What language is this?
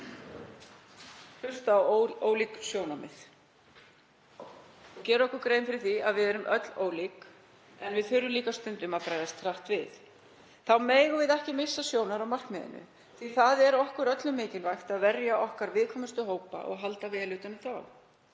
Icelandic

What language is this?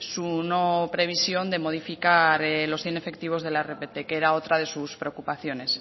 Spanish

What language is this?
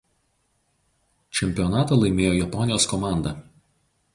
Lithuanian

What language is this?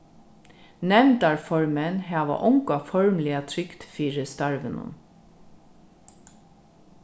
Faroese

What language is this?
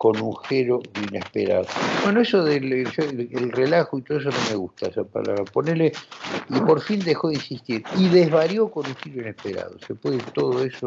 Spanish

